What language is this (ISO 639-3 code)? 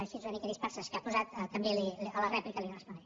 cat